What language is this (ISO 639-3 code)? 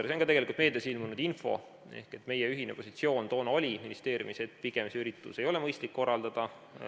est